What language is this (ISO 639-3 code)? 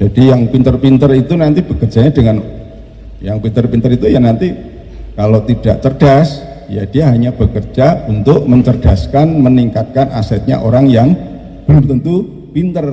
ind